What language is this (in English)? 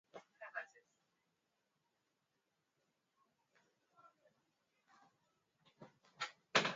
Swahili